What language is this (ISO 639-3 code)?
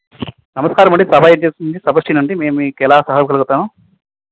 tel